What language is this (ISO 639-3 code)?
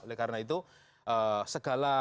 ind